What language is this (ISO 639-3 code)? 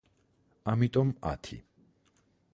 kat